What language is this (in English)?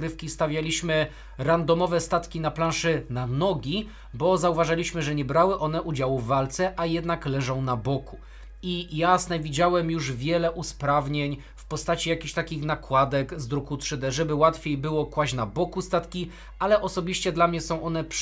Polish